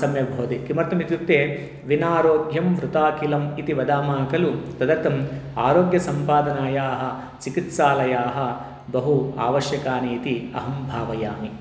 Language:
Sanskrit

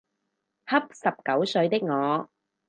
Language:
Cantonese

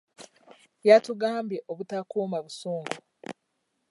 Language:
Ganda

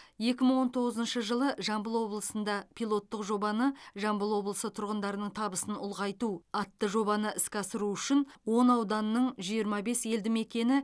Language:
Kazakh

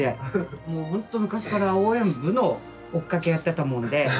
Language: Japanese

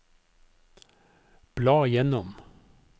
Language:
Norwegian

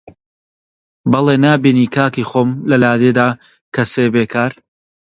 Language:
Central Kurdish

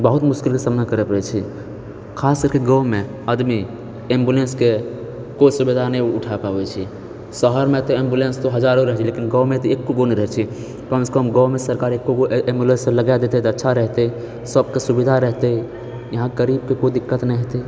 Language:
Maithili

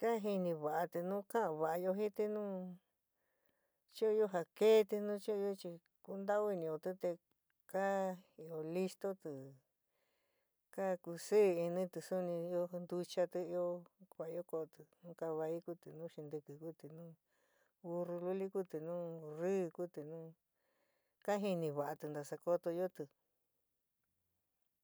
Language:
San Miguel El Grande Mixtec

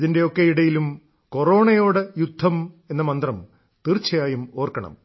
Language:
Malayalam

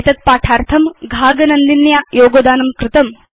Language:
Sanskrit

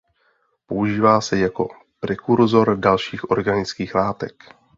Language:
Czech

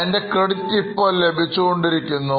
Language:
Malayalam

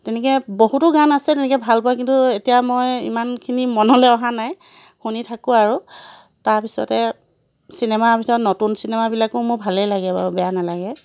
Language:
Assamese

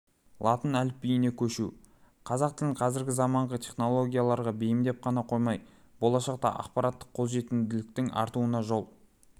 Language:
Kazakh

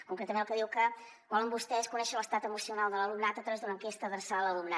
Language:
Catalan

